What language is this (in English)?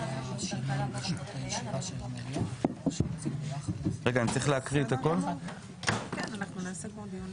Hebrew